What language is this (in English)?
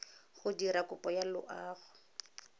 Tswana